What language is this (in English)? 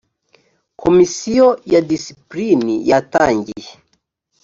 Kinyarwanda